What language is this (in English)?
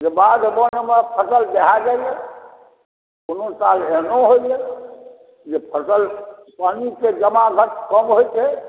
Maithili